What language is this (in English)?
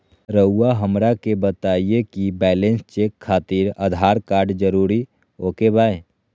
Magahi